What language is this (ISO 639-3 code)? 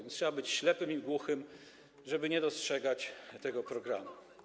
pol